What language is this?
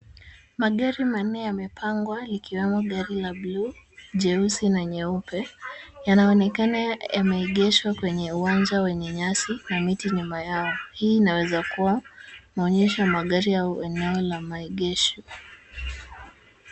Swahili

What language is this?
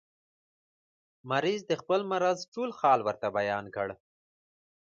Pashto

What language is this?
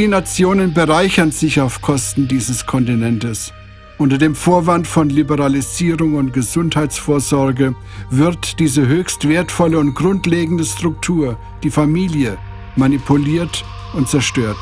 German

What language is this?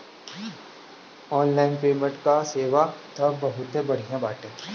Bhojpuri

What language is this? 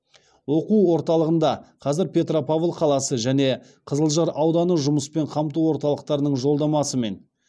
Kazakh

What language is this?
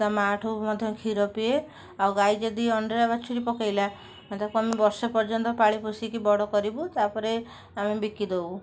Odia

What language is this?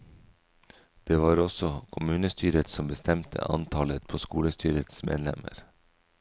Norwegian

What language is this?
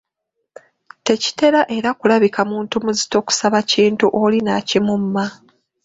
Ganda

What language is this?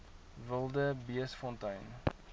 Afrikaans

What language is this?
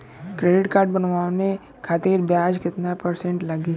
Bhojpuri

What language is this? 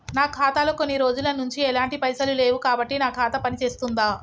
Telugu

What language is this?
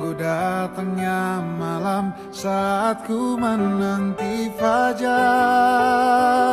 Indonesian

